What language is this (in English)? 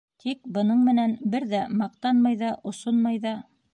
Bashkir